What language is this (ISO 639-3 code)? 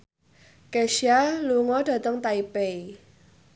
jav